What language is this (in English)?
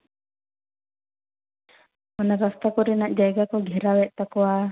Santali